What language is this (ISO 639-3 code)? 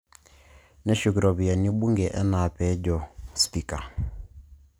mas